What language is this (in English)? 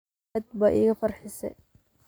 Somali